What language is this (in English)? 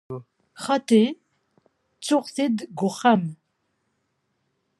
Kabyle